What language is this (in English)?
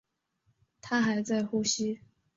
Chinese